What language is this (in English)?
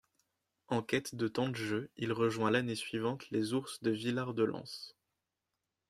French